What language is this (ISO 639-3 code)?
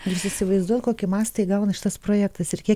lit